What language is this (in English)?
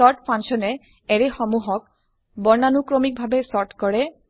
Assamese